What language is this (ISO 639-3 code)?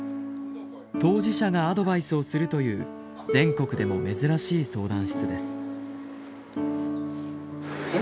jpn